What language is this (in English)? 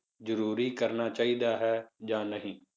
Punjabi